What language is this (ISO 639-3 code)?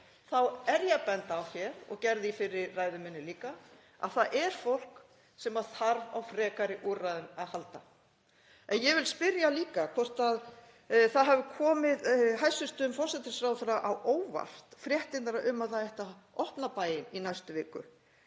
isl